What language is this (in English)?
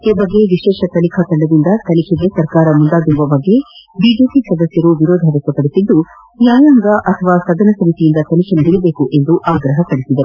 Kannada